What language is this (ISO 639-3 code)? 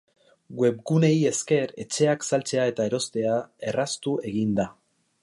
eus